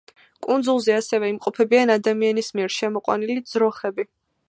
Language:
Georgian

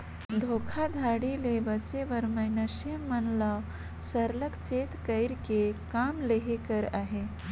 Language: Chhattisgarhi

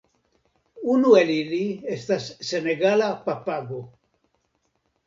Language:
Esperanto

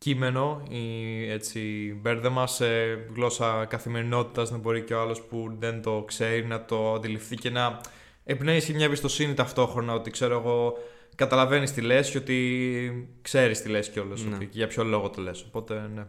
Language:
Greek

